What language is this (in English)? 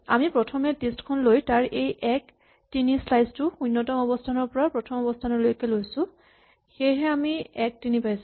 Assamese